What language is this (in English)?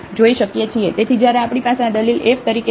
Gujarati